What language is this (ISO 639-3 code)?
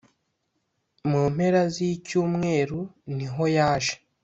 kin